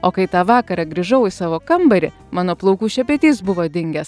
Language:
Lithuanian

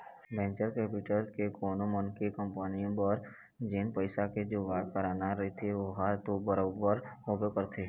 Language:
Chhattisgarhi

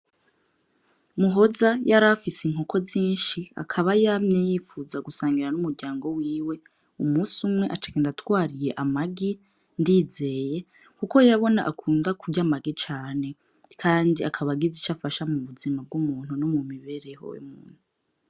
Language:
Rundi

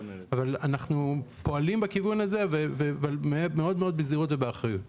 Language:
Hebrew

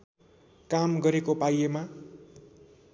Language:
Nepali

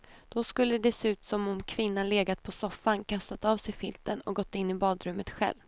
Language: Swedish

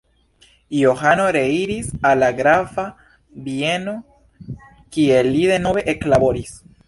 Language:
Esperanto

